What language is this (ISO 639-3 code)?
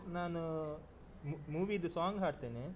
kan